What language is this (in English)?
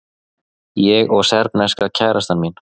Icelandic